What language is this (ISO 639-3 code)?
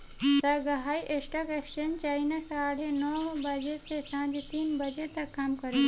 bho